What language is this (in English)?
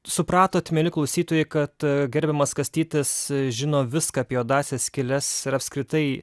Lithuanian